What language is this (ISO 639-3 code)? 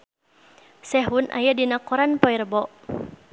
sun